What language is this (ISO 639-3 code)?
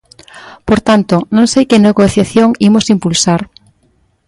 glg